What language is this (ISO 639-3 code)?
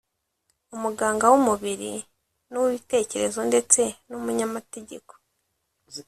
kin